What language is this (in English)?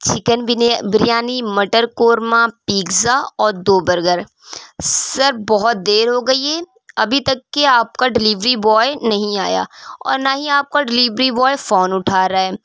Urdu